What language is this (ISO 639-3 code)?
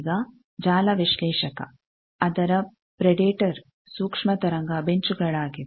kan